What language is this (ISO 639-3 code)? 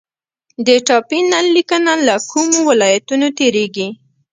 pus